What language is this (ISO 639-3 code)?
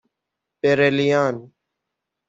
fas